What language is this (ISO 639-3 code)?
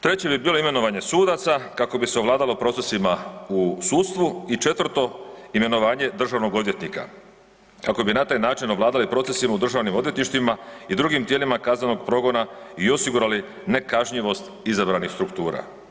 hrv